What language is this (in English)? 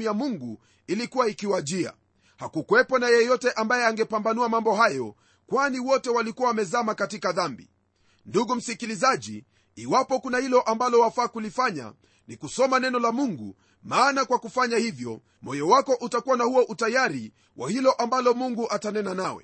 Swahili